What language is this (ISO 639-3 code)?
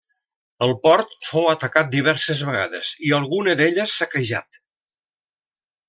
cat